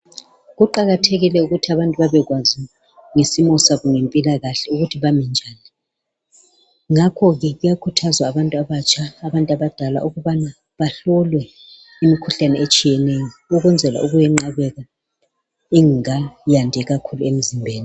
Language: North Ndebele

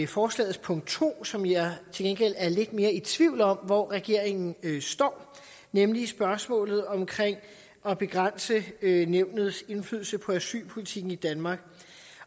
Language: Danish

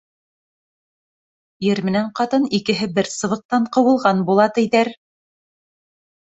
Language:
Bashkir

